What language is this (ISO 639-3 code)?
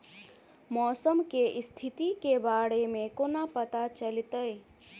mai